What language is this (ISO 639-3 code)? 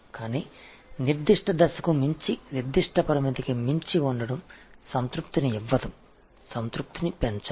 tam